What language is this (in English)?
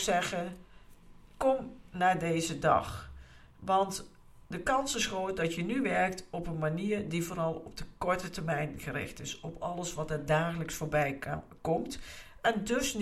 Dutch